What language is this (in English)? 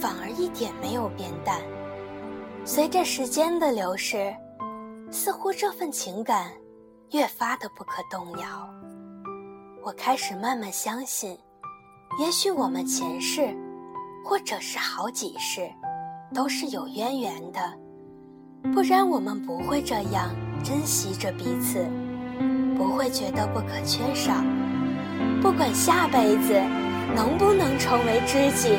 Chinese